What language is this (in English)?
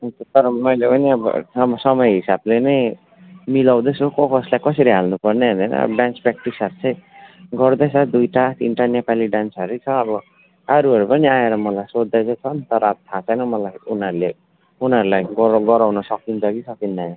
Nepali